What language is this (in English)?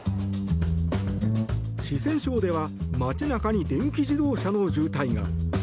Japanese